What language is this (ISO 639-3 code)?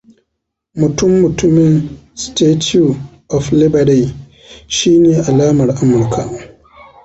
hau